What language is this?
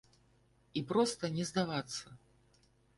Belarusian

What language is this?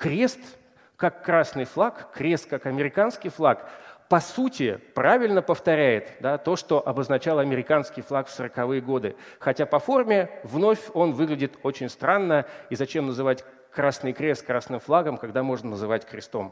Russian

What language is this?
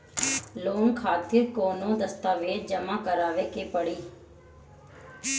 Bhojpuri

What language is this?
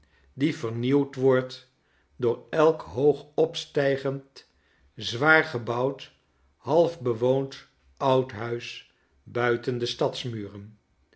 Dutch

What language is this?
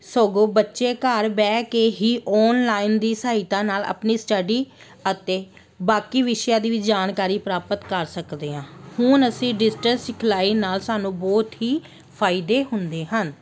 Punjabi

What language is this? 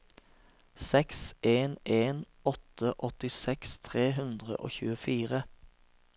Norwegian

